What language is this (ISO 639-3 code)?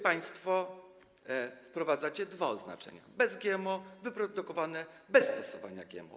pol